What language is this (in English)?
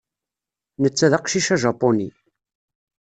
Kabyle